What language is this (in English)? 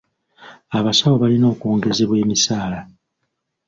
Ganda